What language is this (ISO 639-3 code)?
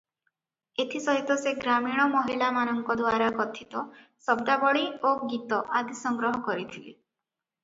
ori